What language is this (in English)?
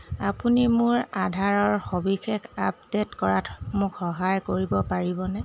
Assamese